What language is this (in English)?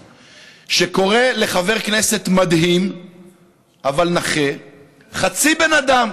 Hebrew